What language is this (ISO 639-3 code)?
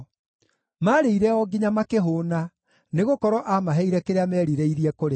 kik